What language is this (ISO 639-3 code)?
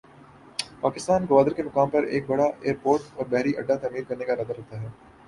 urd